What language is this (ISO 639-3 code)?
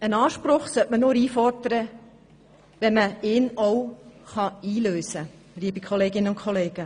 gsw